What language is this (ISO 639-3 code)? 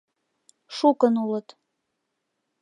chm